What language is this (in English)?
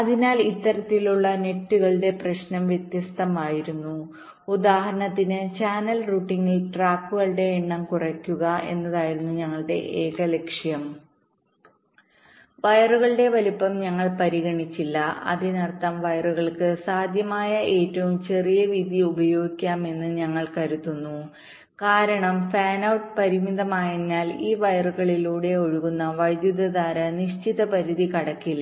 Malayalam